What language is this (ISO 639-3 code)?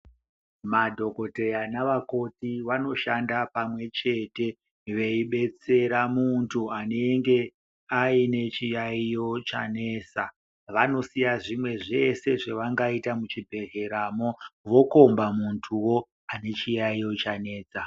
ndc